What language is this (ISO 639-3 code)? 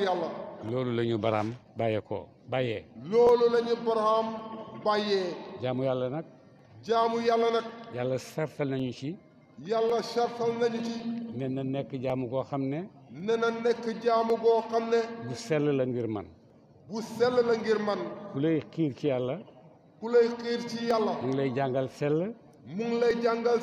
tur